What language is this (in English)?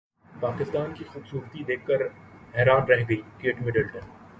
Urdu